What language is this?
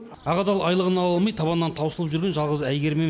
Kazakh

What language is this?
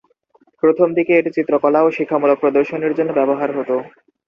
Bangla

